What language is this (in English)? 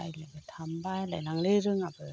Bodo